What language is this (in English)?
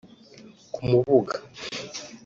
Kinyarwanda